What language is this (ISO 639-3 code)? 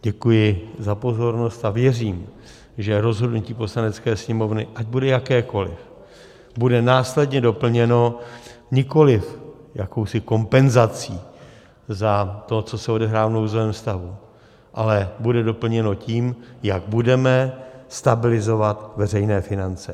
ces